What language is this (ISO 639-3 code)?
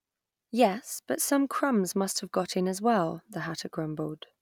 eng